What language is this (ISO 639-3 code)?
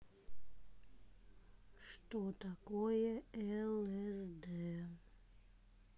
rus